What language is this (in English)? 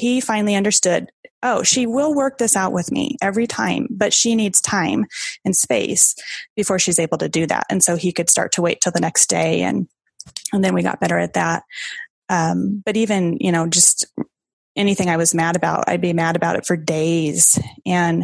English